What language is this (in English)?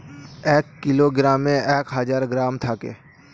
Bangla